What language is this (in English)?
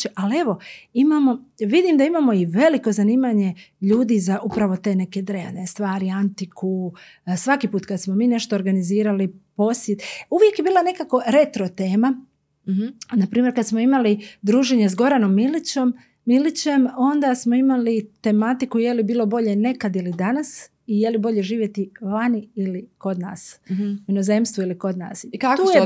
Croatian